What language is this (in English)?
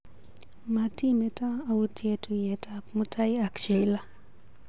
Kalenjin